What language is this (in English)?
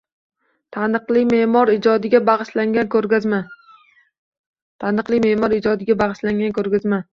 Uzbek